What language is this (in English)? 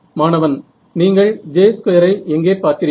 Tamil